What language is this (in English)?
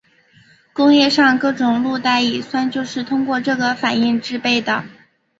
Chinese